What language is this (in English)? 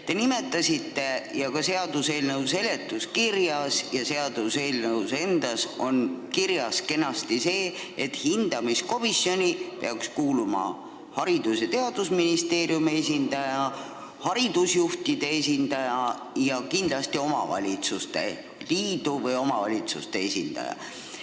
Estonian